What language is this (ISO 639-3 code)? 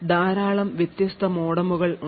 mal